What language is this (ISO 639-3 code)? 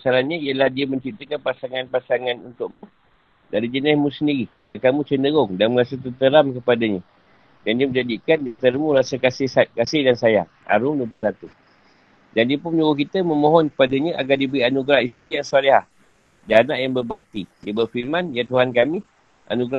msa